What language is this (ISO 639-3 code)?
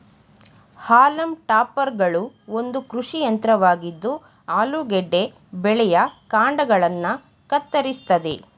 kan